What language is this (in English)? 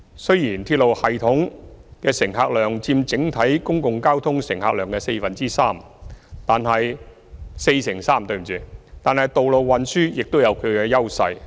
Cantonese